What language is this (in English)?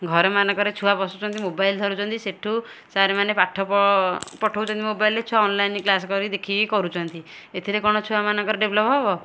Odia